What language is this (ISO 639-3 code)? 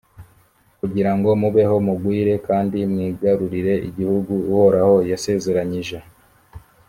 kin